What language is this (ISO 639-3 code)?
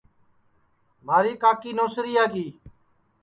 ssi